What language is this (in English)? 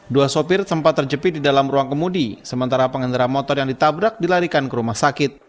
Indonesian